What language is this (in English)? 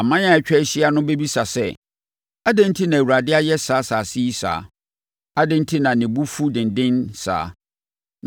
Akan